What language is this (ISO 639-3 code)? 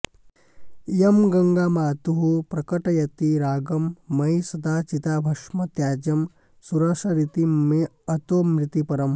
san